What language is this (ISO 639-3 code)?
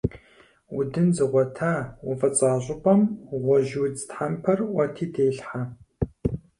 kbd